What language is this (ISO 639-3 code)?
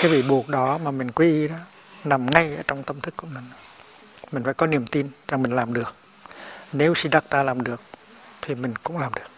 vie